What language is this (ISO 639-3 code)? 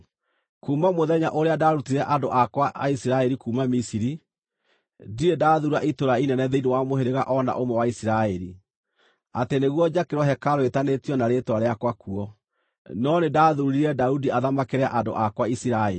kik